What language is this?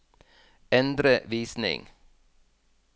Norwegian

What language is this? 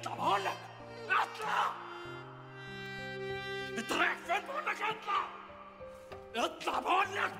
Arabic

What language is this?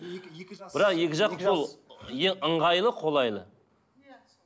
Kazakh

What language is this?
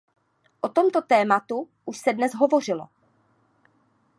Czech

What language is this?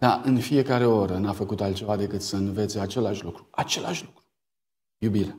Romanian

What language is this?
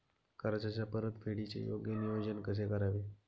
Marathi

